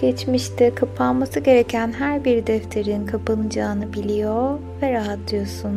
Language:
Turkish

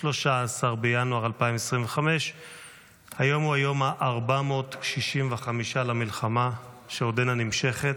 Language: Hebrew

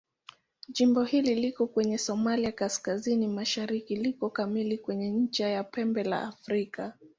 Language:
Swahili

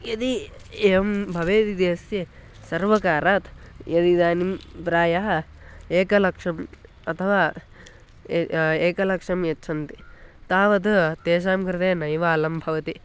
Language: Sanskrit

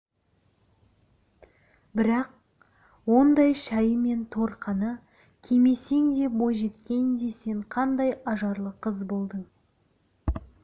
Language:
Kazakh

